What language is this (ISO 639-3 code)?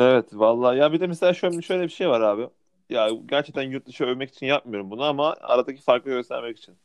tur